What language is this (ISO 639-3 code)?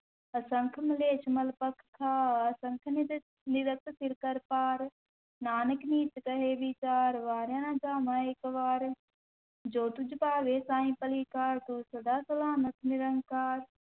pan